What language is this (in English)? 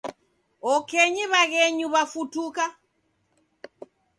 Taita